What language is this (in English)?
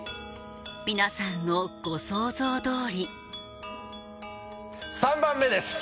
Japanese